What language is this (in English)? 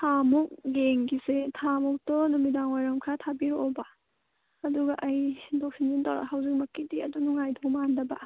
Manipuri